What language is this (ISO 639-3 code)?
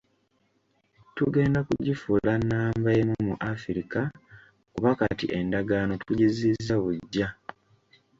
lug